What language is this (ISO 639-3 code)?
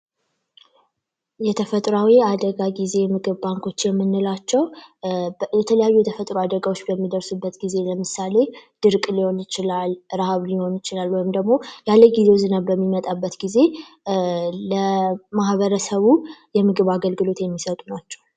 amh